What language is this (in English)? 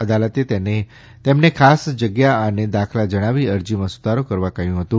Gujarati